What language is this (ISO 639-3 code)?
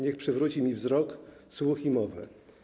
pol